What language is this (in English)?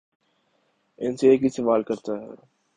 Urdu